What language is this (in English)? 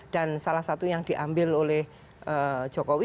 Indonesian